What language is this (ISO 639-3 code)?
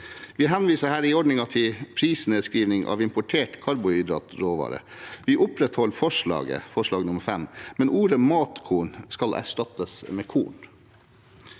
nor